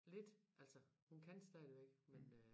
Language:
Danish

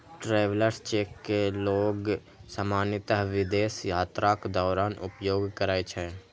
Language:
Maithili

